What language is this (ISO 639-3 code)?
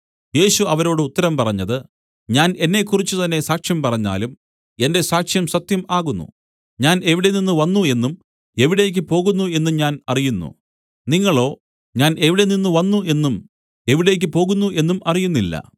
mal